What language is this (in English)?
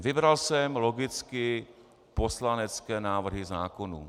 Czech